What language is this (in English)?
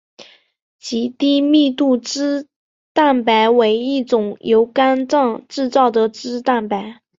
Chinese